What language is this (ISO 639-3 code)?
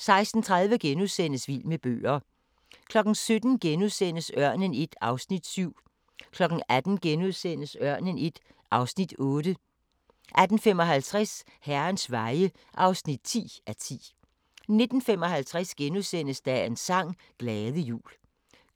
dan